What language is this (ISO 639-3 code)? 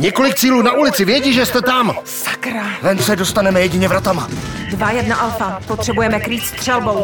ces